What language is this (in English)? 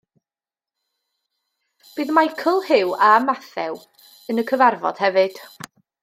Welsh